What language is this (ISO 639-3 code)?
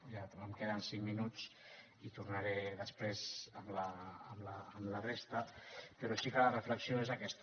cat